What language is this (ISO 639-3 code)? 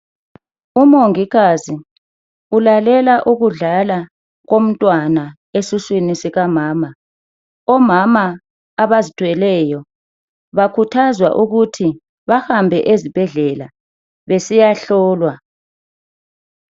nde